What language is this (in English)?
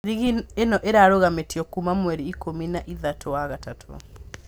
Kikuyu